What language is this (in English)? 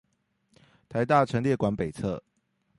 Chinese